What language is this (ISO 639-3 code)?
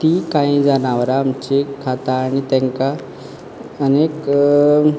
kok